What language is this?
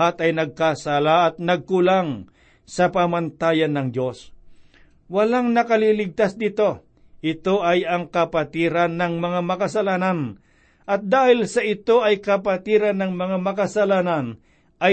Filipino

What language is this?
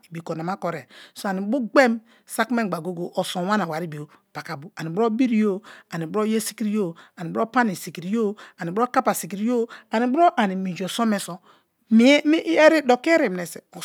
Kalabari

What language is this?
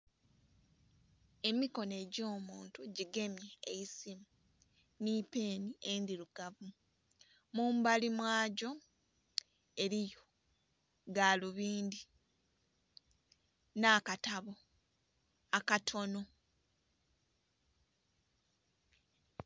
Soga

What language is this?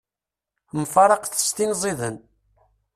Kabyle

